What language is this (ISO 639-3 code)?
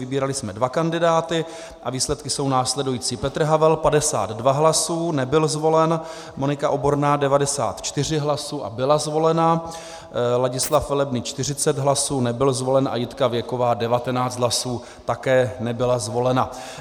ces